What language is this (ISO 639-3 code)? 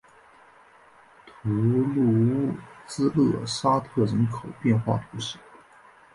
zho